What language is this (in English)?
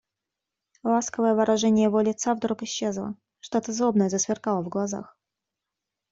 Russian